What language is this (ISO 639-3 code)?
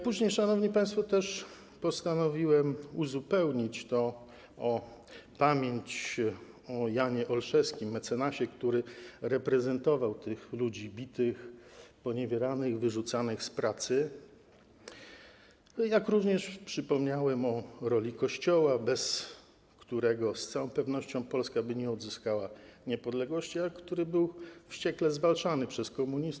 pol